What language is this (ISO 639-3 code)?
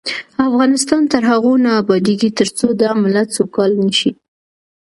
pus